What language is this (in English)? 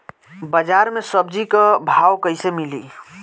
Bhojpuri